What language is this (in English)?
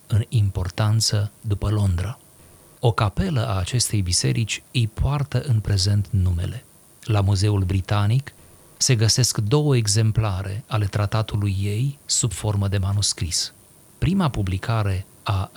Romanian